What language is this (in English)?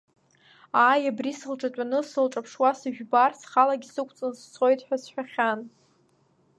Abkhazian